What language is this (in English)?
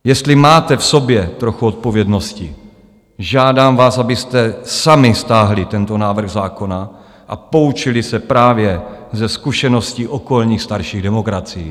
Czech